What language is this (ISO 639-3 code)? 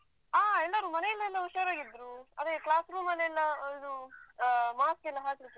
kan